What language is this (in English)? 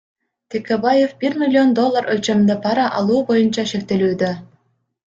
Kyrgyz